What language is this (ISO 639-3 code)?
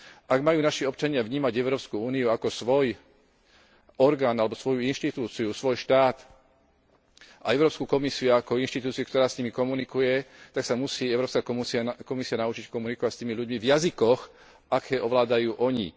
slk